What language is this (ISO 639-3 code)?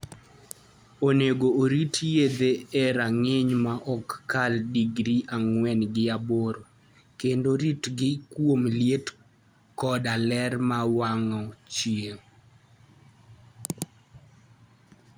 luo